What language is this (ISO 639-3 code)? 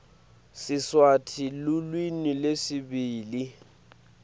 ssw